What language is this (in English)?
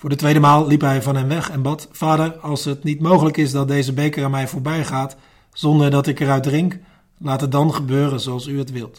Dutch